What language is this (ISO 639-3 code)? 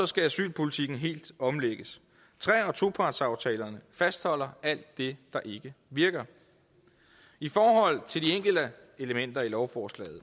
dan